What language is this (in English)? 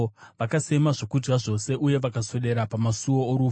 Shona